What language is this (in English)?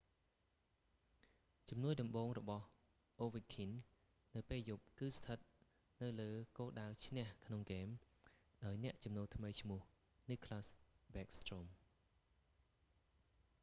Khmer